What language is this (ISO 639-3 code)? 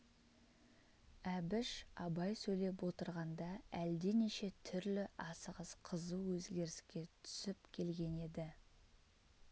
kaz